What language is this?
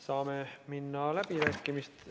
Estonian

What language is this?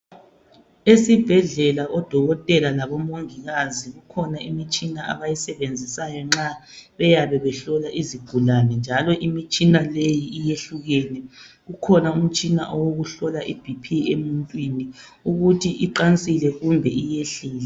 North Ndebele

